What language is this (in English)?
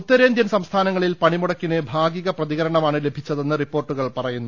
Malayalam